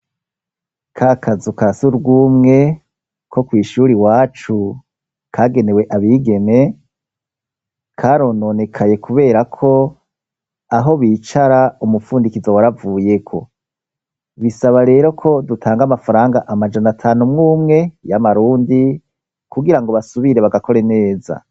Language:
Rundi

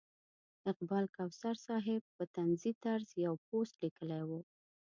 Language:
Pashto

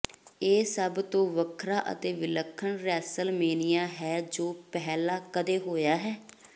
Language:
Punjabi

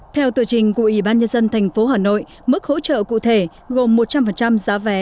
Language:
Vietnamese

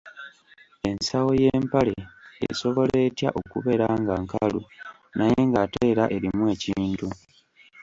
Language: Ganda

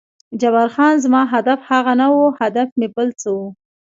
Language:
Pashto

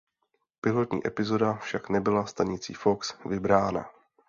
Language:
Czech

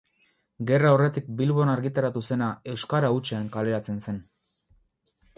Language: Basque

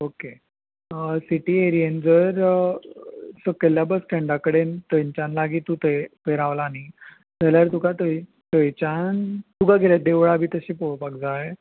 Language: Konkani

